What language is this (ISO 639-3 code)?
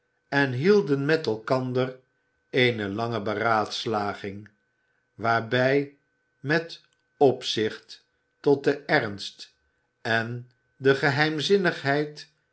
nld